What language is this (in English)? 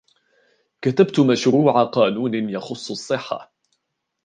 Arabic